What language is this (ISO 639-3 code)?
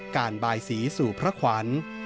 tha